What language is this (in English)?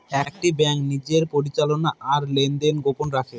Bangla